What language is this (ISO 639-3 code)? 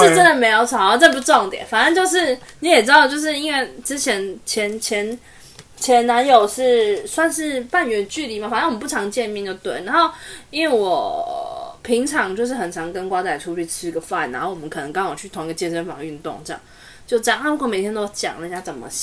zho